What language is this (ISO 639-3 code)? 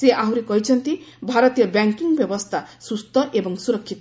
ori